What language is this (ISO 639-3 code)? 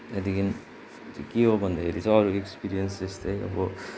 nep